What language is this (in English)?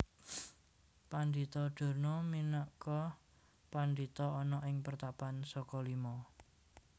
Javanese